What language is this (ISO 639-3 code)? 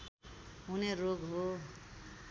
nep